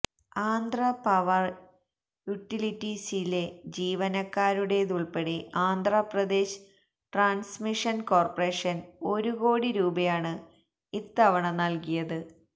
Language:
Malayalam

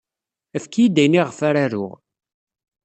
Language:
Kabyle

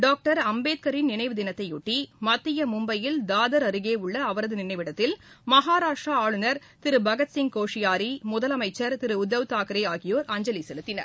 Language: Tamil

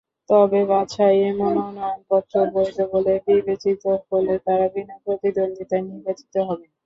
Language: Bangla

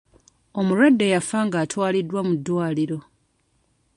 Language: Ganda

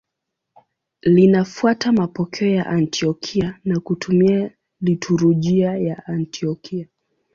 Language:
Swahili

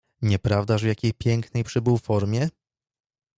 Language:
Polish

